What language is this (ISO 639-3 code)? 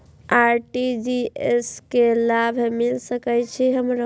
mai